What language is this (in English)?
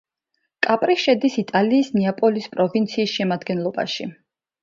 Georgian